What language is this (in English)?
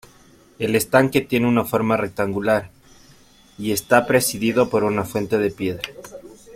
Spanish